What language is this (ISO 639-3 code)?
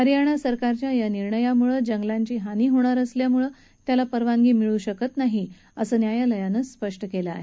mar